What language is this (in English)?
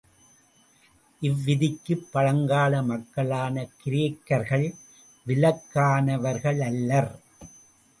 Tamil